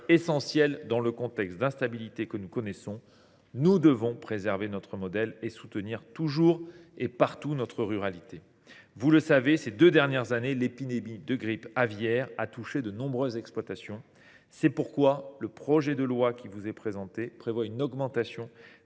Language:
French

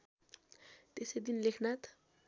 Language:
Nepali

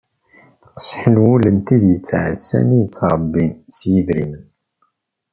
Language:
Kabyle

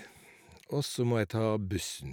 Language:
Norwegian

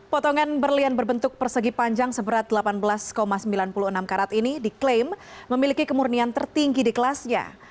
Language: Indonesian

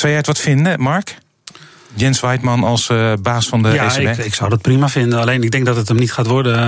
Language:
Dutch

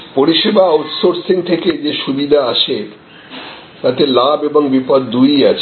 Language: Bangla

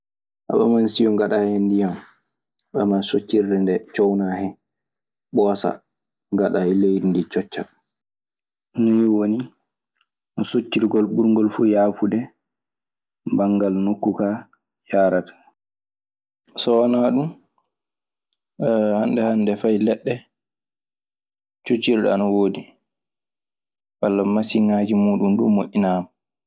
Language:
Maasina Fulfulde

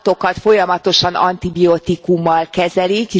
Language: Hungarian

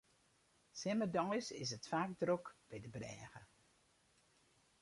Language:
Western Frisian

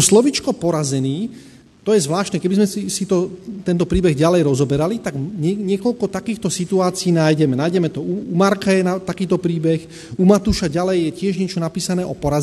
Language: Slovak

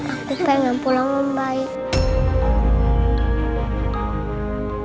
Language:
Indonesian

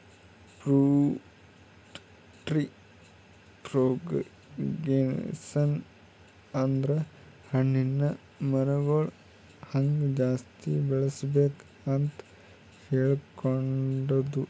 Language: Kannada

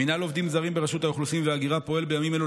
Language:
Hebrew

